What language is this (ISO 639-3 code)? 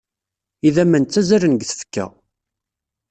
kab